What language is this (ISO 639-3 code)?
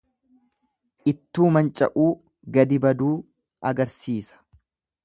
orm